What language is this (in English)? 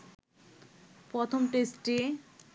Bangla